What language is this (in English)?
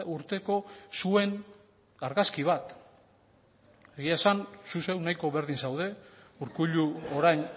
Basque